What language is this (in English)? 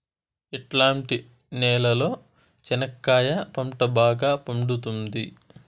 Telugu